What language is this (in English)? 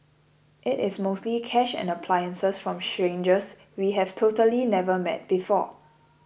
English